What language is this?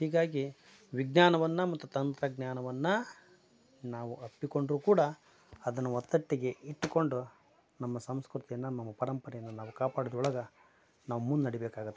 Kannada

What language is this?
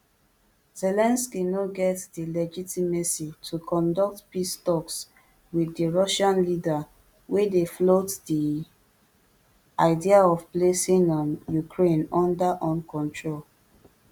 Nigerian Pidgin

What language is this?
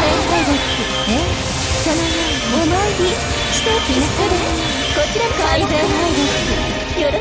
Japanese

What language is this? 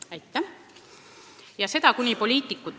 Estonian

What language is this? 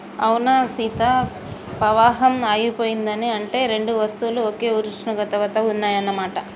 Telugu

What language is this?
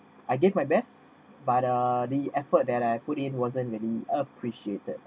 English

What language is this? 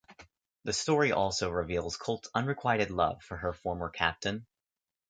English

